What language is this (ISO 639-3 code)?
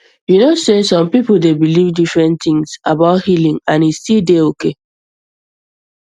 pcm